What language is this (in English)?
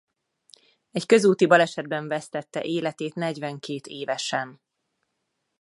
Hungarian